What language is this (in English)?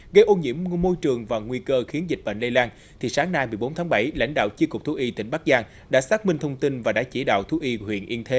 Vietnamese